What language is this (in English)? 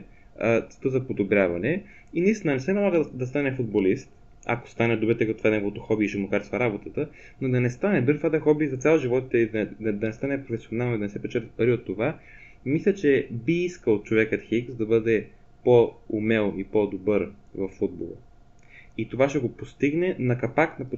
Bulgarian